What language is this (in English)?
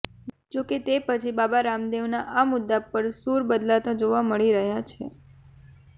Gujarati